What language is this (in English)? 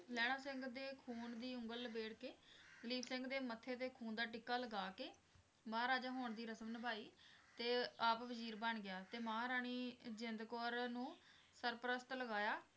Punjabi